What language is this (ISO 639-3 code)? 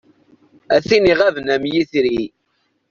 kab